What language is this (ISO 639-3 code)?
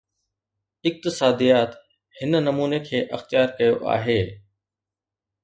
snd